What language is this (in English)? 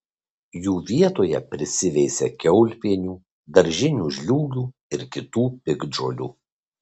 Lithuanian